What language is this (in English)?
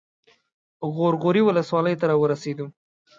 Pashto